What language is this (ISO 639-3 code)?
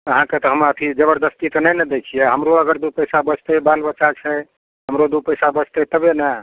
mai